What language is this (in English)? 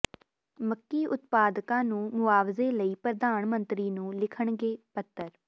Punjabi